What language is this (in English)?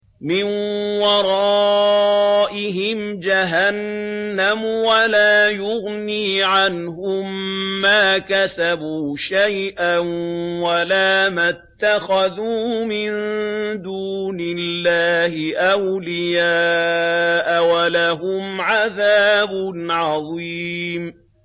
Arabic